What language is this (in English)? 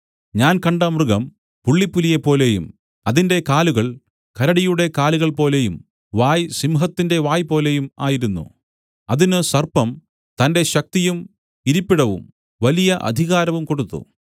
Malayalam